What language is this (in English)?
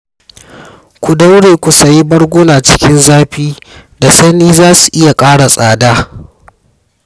Hausa